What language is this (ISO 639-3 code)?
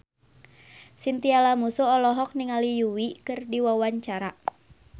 sun